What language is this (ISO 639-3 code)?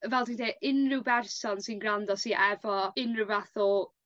cym